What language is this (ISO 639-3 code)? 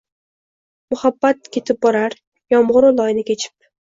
uzb